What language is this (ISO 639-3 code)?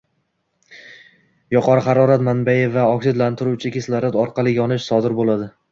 uzb